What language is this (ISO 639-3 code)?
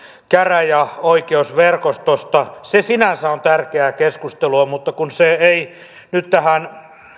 fin